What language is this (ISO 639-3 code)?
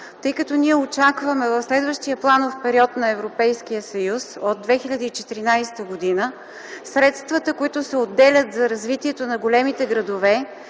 bul